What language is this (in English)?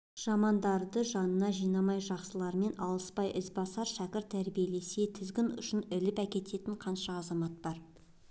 Kazakh